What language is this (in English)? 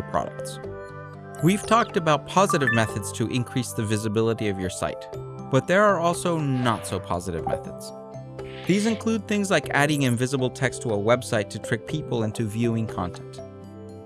English